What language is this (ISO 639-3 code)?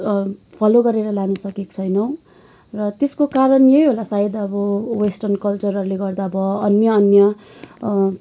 nep